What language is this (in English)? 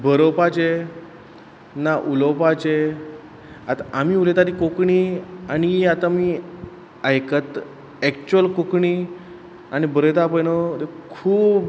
Konkani